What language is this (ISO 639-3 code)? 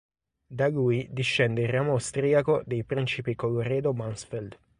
ita